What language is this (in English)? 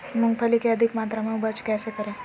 Magahi